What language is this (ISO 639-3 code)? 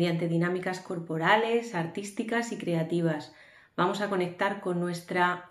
spa